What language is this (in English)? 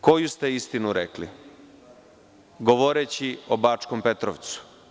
Serbian